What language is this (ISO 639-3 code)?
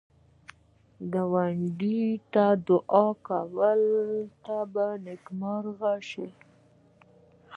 pus